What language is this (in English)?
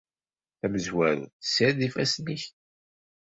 Kabyle